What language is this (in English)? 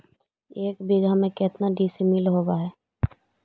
Magahi